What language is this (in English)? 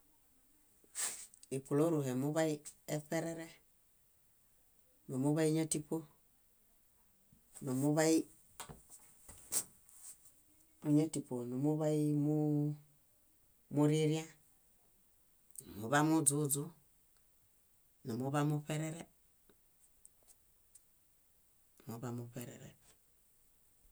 Bayot